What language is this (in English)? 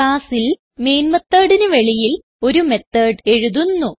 Malayalam